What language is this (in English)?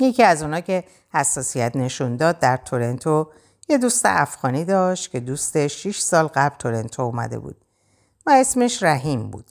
Persian